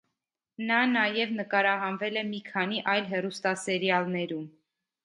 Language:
Armenian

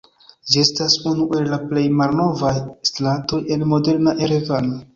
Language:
Esperanto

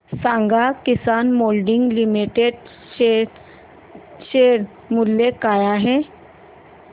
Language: Marathi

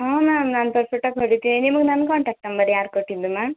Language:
Kannada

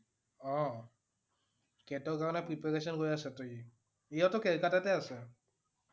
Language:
Assamese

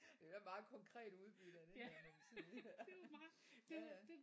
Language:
Danish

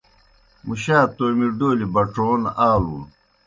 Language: Kohistani Shina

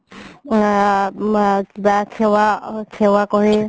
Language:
Assamese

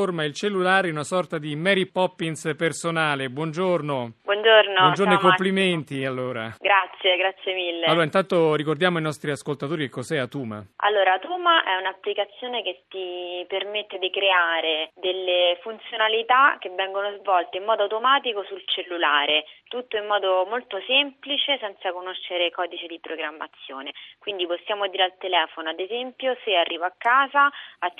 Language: Italian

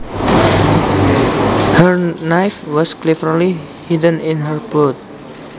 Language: Javanese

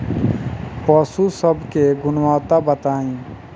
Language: Bhojpuri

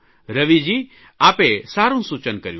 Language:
Gujarati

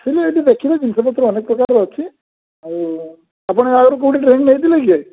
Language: Odia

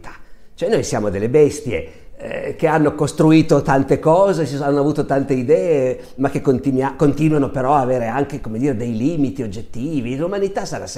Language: Italian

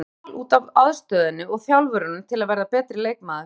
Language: Icelandic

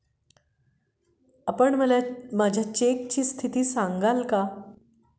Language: Marathi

